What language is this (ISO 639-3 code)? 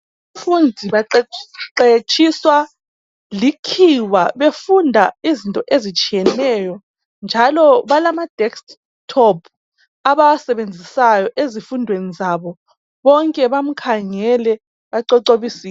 nde